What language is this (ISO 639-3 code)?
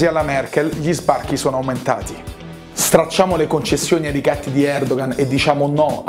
ita